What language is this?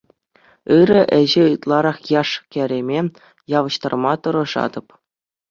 Chuvash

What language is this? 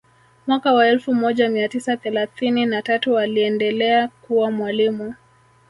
Swahili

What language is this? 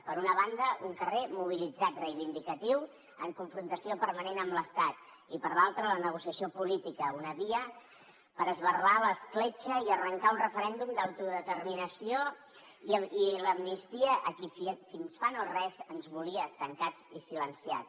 Catalan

